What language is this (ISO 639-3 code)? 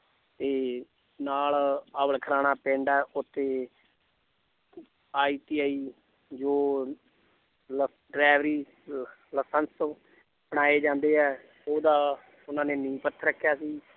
pan